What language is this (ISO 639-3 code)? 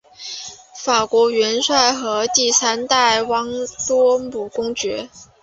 zho